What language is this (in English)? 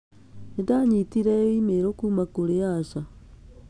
Kikuyu